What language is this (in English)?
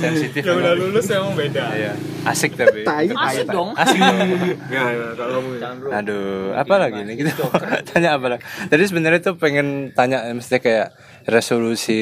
Indonesian